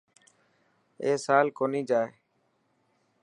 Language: Dhatki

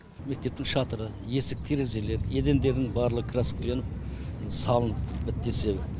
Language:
Kazakh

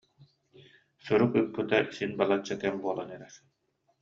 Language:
Yakut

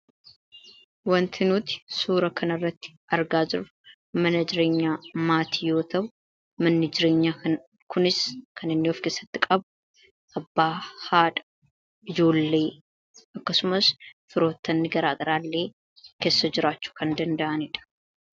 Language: Oromo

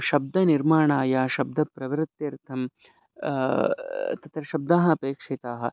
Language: Sanskrit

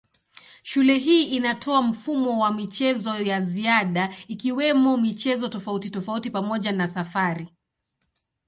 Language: Swahili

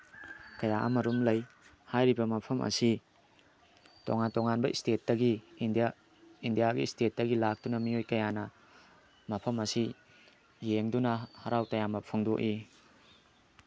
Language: Manipuri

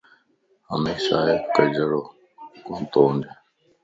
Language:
Lasi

